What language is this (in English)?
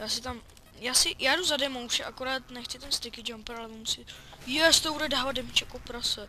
Czech